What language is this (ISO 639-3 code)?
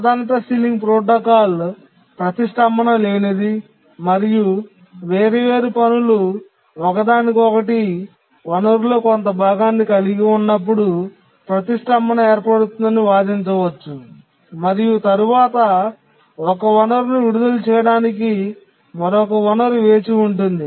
tel